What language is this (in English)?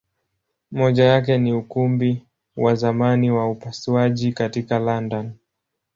Swahili